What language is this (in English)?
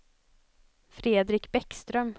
Swedish